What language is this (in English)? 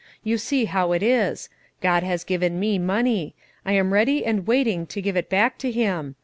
English